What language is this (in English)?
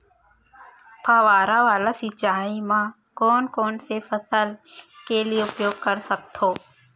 Chhattisgarhi